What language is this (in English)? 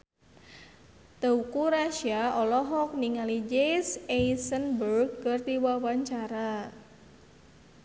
Sundanese